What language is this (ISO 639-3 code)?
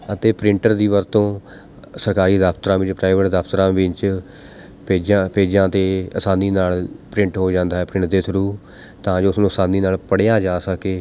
pan